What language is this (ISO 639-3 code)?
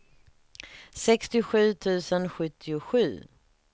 swe